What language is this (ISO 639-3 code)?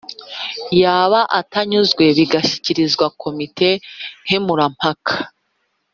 kin